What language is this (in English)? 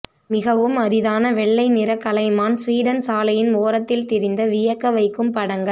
Tamil